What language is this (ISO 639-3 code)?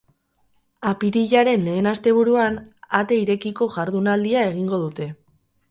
eus